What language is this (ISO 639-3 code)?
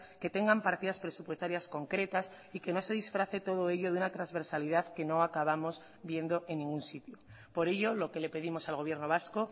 spa